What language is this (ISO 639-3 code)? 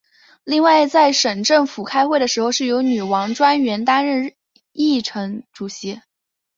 zho